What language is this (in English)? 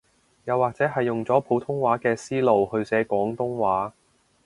Cantonese